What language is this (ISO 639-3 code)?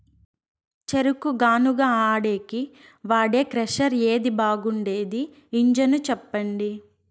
tel